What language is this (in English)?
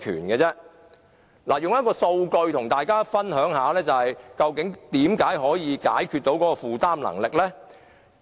Cantonese